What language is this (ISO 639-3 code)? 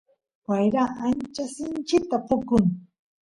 qus